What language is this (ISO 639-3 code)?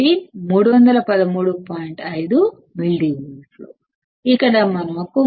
tel